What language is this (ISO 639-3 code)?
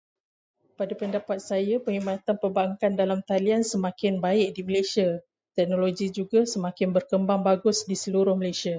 msa